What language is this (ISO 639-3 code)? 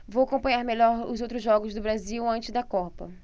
por